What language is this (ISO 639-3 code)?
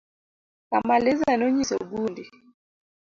luo